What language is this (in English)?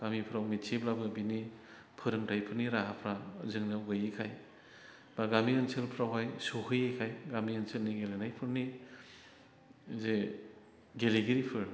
Bodo